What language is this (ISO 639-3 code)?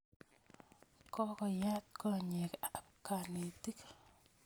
kln